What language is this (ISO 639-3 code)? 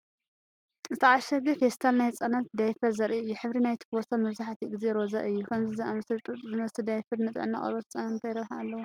tir